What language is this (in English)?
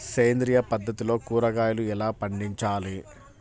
Telugu